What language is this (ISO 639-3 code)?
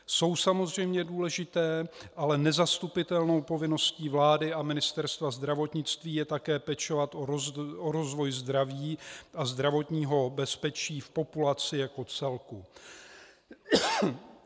ces